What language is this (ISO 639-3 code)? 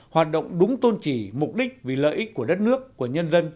vie